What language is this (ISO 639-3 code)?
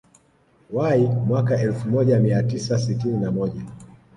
swa